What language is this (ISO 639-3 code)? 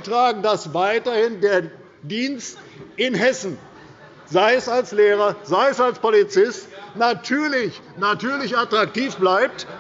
deu